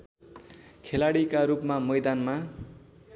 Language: Nepali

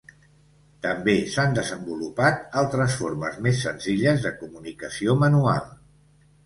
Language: Catalan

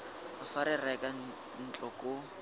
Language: Tswana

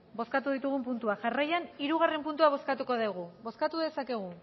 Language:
Basque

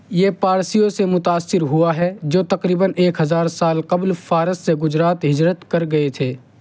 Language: Urdu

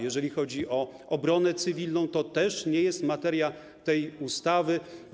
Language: Polish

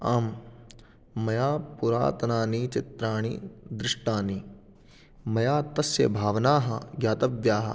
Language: Sanskrit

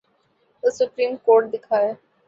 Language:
Urdu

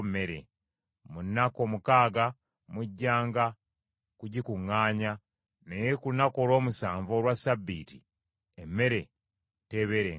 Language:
Ganda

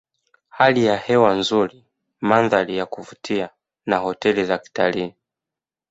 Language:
Swahili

